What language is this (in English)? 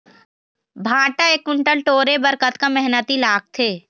Chhattisgarhi